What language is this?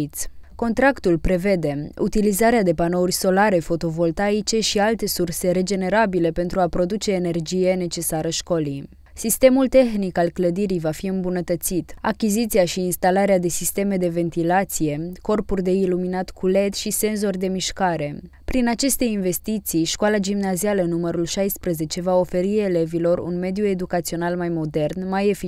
Romanian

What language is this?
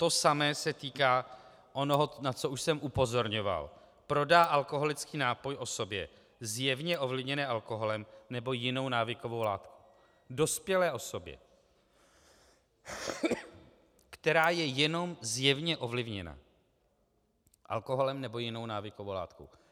Czech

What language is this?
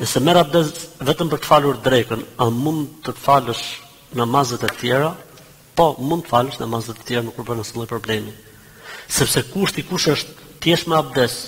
Turkish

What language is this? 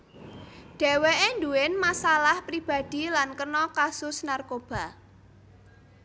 Javanese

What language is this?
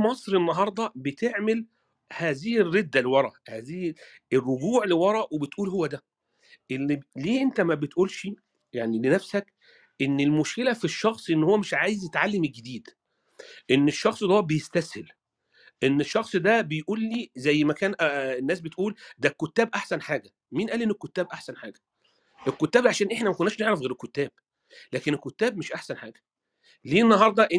Arabic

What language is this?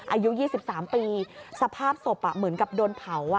Thai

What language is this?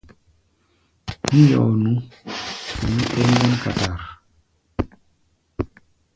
Gbaya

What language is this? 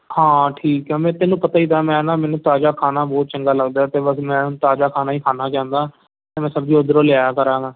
Punjabi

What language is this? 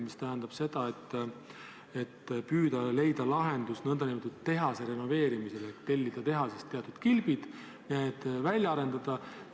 Estonian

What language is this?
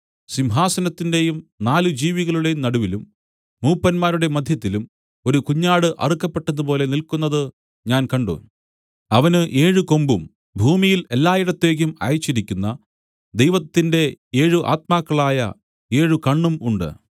Malayalam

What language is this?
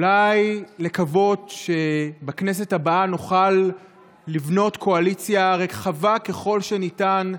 Hebrew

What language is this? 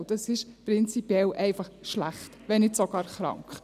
Swiss German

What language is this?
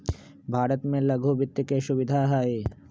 Magahi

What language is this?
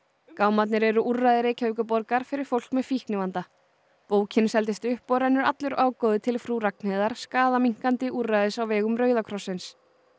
Icelandic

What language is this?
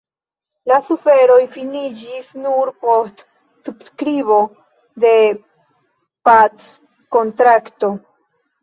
Esperanto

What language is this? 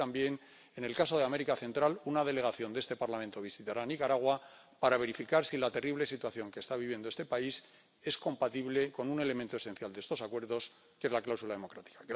Spanish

